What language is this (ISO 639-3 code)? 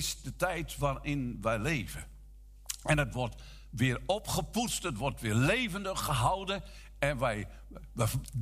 nld